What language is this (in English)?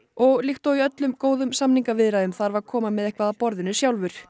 Icelandic